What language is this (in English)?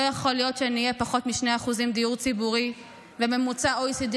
Hebrew